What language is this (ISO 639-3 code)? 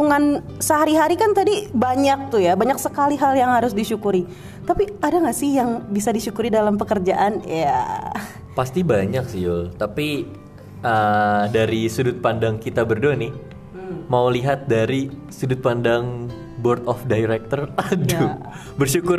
ind